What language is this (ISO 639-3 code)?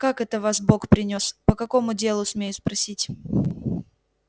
rus